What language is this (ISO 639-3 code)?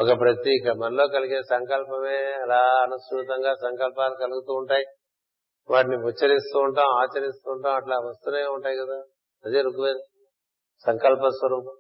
tel